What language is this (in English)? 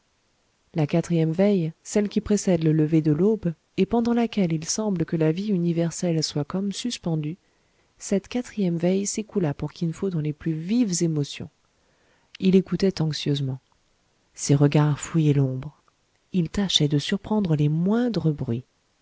French